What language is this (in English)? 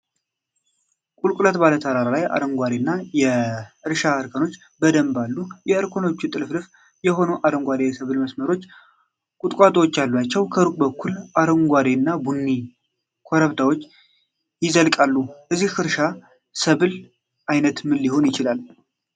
Amharic